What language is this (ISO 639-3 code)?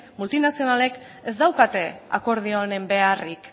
eus